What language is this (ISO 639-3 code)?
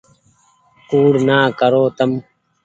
gig